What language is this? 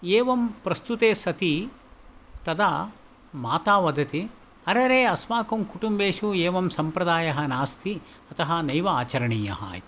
Sanskrit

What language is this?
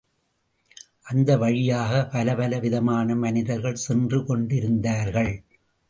Tamil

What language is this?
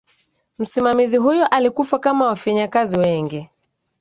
Swahili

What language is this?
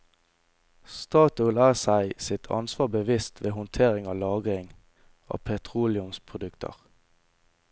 Norwegian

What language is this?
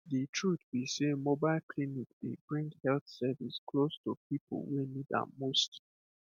Nigerian Pidgin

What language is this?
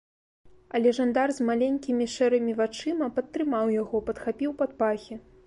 Belarusian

